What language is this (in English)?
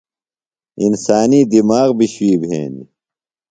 Phalura